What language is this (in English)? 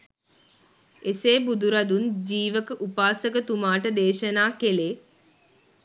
Sinhala